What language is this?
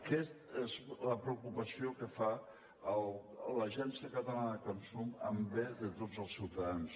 Catalan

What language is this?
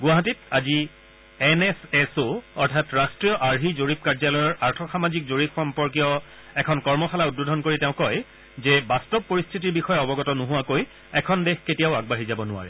Assamese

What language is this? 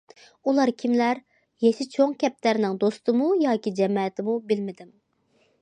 Uyghur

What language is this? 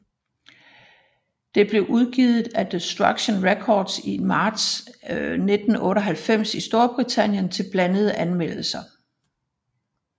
Danish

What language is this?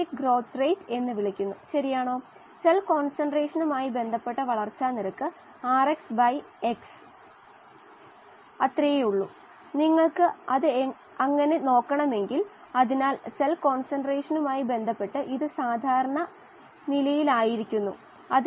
Malayalam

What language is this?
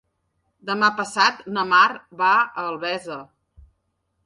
Catalan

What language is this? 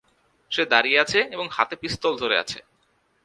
Bangla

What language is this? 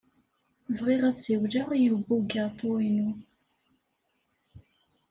Kabyle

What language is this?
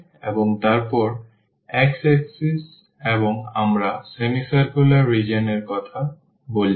Bangla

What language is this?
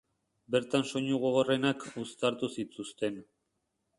Basque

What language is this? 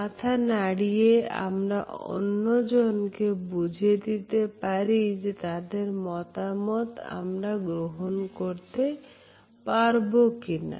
Bangla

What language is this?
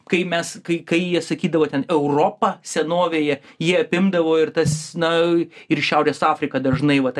Lithuanian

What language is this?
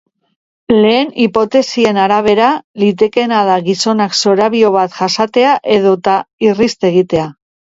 Basque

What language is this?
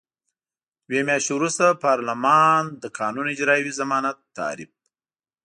Pashto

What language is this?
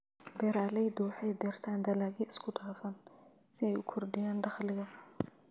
Somali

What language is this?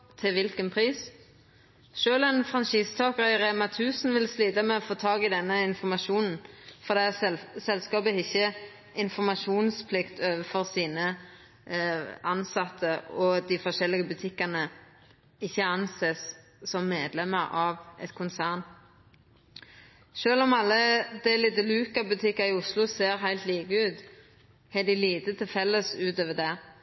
Norwegian Nynorsk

